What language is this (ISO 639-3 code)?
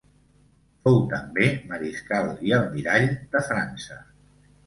cat